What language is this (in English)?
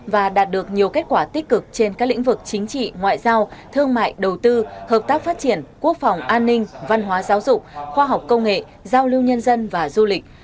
Vietnamese